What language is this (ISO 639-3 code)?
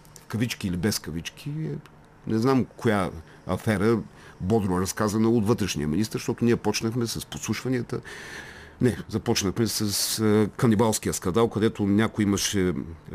bul